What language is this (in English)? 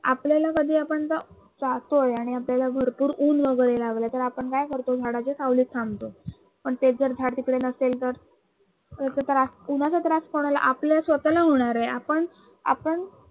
Marathi